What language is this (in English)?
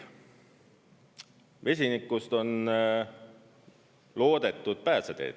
Estonian